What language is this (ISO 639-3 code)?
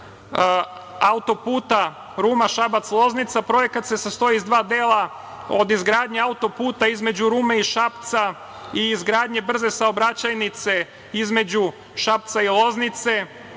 srp